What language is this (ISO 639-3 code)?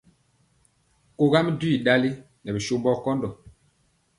mcx